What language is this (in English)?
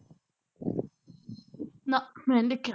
Punjabi